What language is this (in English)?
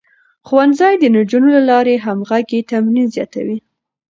Pashto